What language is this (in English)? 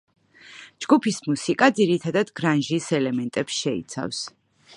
Georgian